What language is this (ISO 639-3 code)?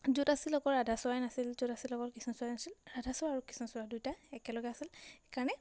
asm